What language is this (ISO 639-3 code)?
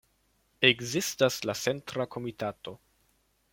epo